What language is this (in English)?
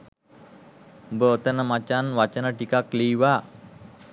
Sinhala